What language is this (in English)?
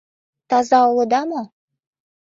Mari